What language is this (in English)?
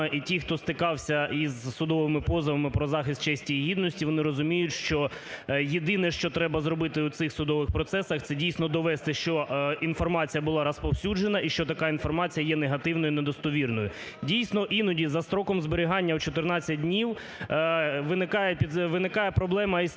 Ukrainian